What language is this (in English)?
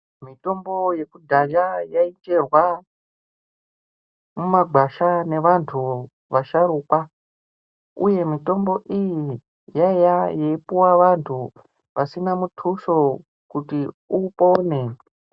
Ndau